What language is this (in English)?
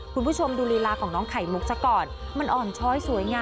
Thai